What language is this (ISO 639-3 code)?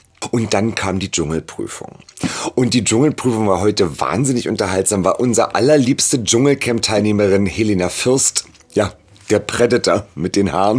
deu